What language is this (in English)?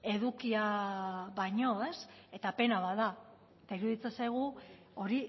Basque